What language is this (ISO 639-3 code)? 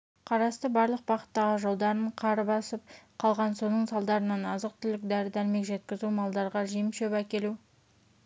kaz